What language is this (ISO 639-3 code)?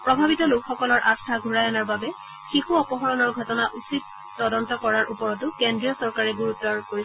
asm